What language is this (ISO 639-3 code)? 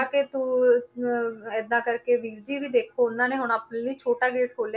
pan